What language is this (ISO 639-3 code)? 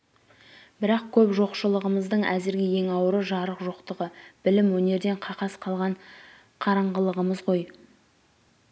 kaz